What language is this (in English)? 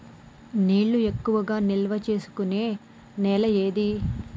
Telugu